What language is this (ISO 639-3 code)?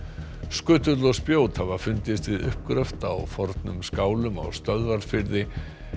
isl